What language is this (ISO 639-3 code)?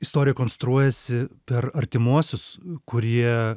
lit